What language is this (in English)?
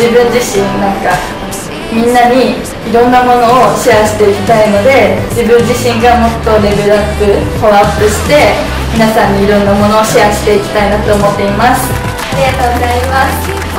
Japanese